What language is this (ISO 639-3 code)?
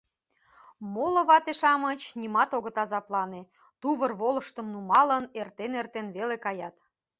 chm